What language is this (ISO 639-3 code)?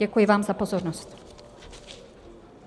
ces